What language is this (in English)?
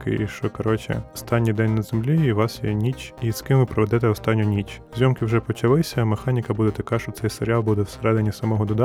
Ukrainian